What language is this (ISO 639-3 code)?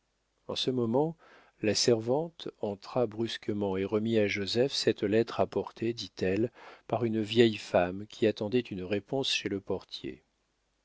fra